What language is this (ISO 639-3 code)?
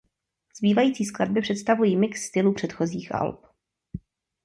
ces